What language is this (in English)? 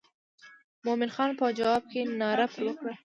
Pashto